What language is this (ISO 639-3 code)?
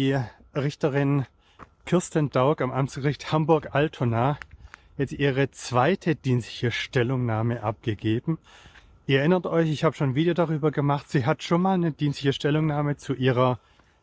deu